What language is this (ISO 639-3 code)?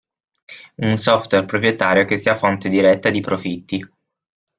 ita